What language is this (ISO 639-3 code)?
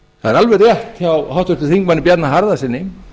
isl